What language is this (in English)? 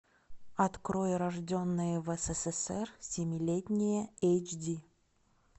Russian